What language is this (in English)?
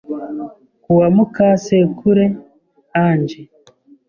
Kinyarwanda